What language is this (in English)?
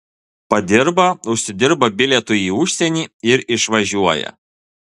Lithuanian